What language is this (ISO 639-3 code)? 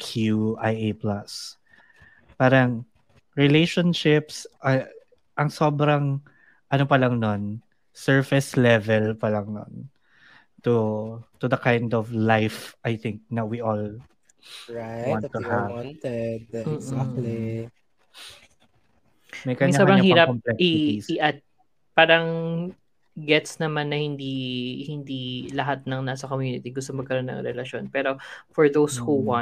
fil